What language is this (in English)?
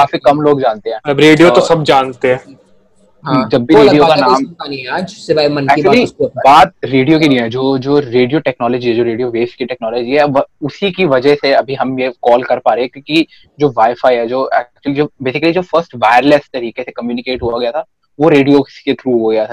Hindi